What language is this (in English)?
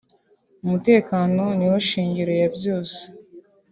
Kinyarwanda